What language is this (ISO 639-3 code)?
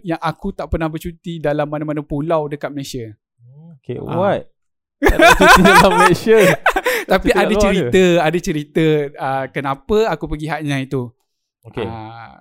msa